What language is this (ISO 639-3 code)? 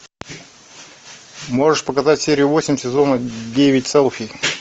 rus